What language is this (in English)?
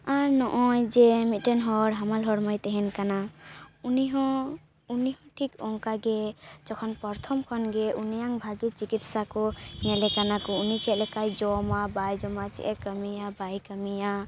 Santali